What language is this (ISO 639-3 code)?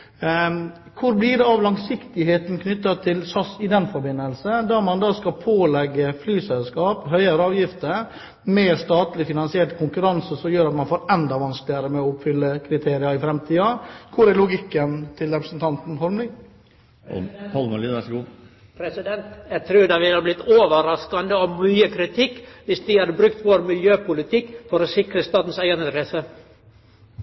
nor